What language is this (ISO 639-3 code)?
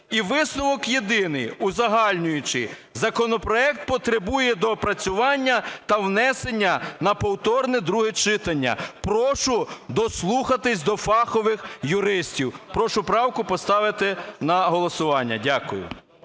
ukr